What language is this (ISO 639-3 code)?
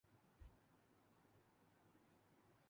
urd